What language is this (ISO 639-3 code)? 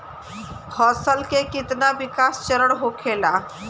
bho